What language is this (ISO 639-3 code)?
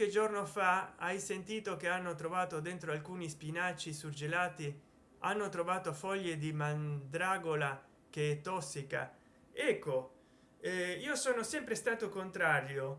ita